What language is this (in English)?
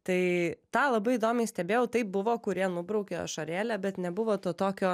Lithuanian